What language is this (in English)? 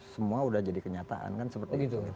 Indonesian